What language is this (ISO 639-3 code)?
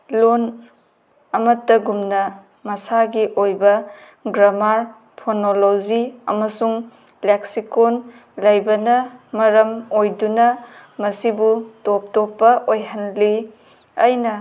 mni